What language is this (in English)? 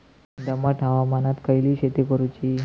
Marathi